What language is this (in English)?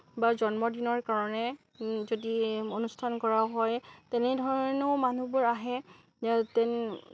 Assamese